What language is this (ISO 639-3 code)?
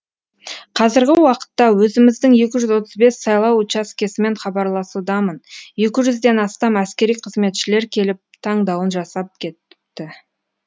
kaz